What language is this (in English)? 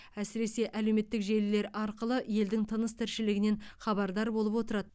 Kazakh